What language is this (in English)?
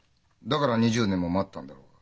Japanese